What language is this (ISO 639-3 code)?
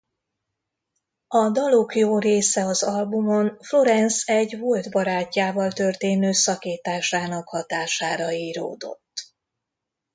hun